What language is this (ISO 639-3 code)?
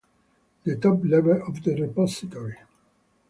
eng